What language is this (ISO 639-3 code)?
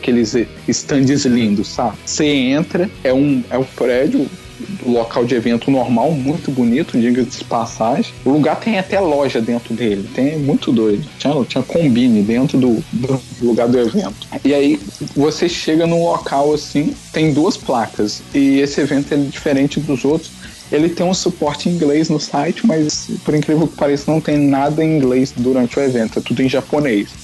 por